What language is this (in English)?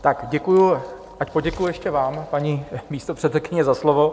Czech